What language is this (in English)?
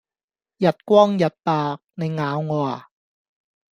Cantonese